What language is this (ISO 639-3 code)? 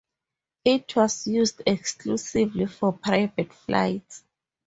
eng